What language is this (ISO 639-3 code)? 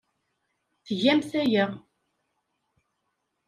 kab